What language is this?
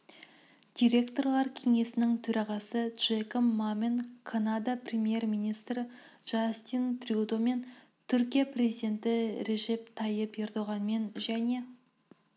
Kazakh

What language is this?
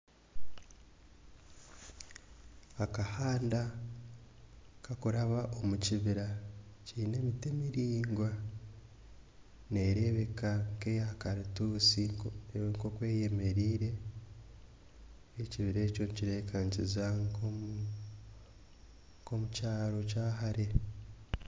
Nyankole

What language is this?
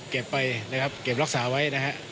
Thai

